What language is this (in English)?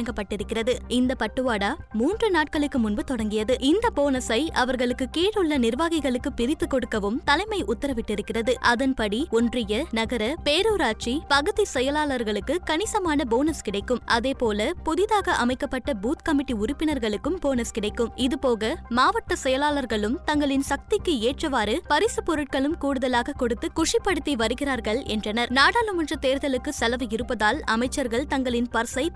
Tamil